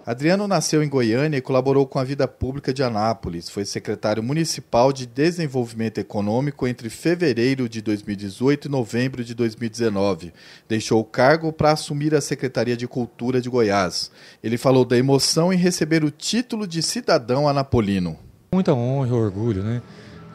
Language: Portuguese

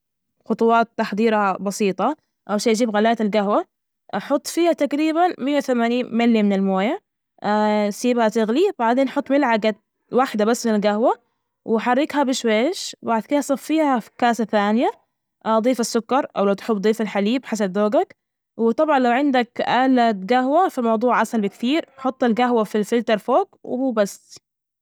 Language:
Najdi Arabic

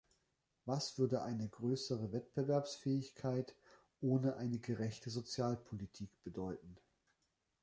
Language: German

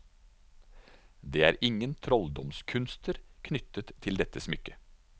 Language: Norwegian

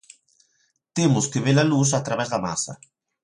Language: Galician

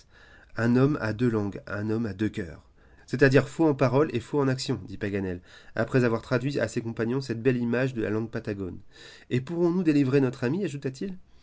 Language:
French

